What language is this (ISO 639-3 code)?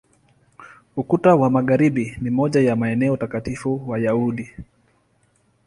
swa